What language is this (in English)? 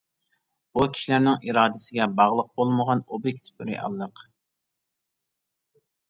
Uyghur